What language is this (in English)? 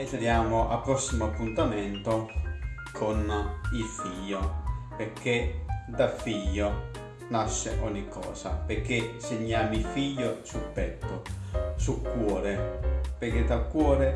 Italian